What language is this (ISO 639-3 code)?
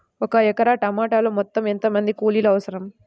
tel